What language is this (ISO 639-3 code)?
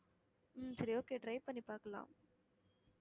tam